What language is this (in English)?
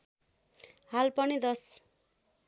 Nepali